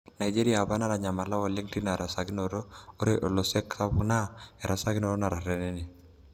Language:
Masai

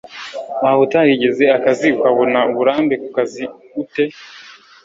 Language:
Kinyarwanda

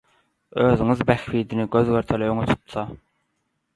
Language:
Turkmen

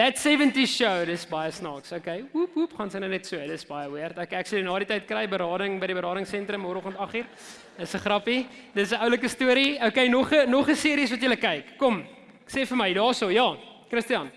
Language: Dutch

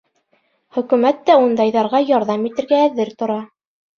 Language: Bashkir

